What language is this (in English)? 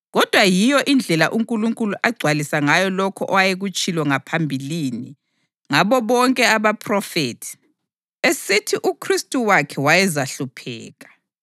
North Ndebele